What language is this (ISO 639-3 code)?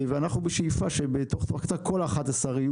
heb